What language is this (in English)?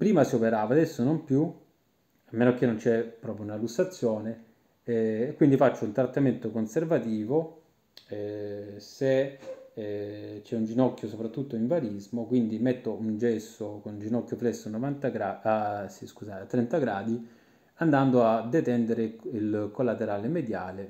Italian